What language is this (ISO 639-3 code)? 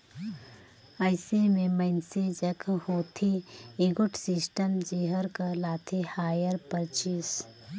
hne